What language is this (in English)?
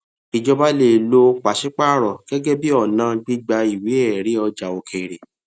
Yoruba